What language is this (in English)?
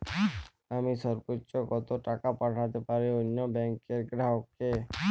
Bangla